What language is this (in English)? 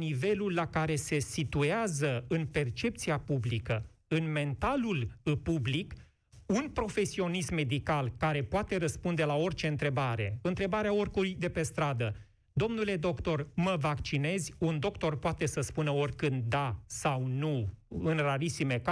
Romanian